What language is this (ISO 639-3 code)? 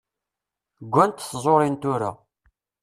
kab